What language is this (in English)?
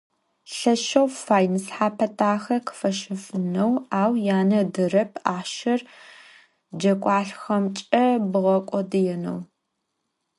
Adyghe